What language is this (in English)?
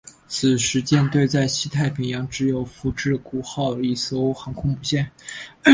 Chinese